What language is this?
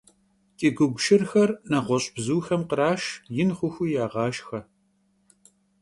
Kabardian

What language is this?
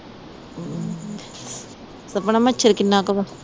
Punjabi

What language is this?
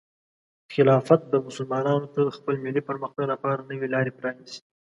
Pashto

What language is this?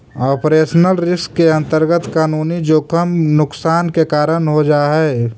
Magahi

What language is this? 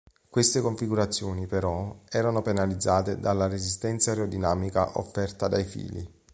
Italian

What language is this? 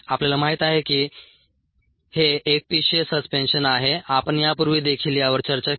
Marathi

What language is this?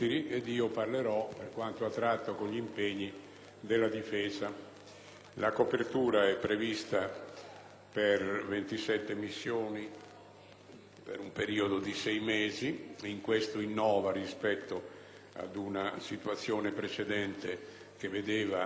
Italian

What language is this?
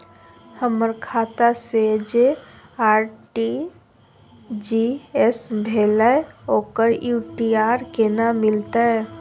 Maithili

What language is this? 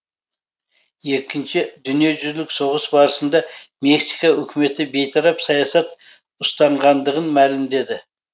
Kazakh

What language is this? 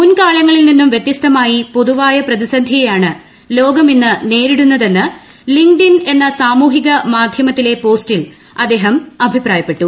Malayalam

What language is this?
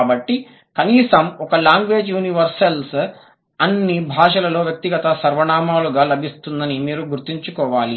Telugu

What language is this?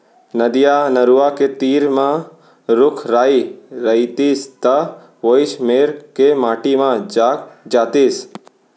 Chhattisgarhi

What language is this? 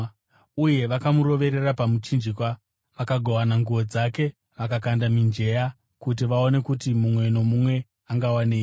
Shona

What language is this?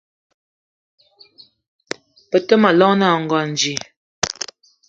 Eton (Cameroon)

